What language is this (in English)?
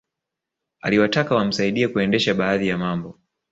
Swahili